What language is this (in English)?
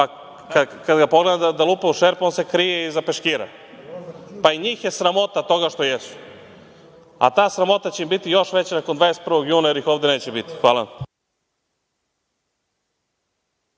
Serbian